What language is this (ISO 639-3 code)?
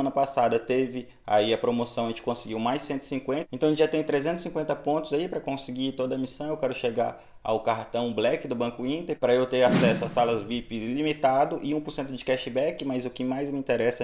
por